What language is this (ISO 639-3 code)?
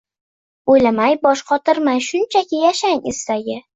uzb